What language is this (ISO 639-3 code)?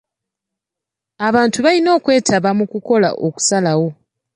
lug